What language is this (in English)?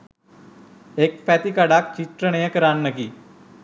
Sinhala